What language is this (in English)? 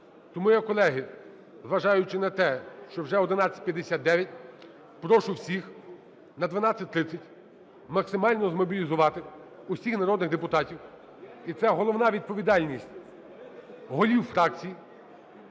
Ukrainian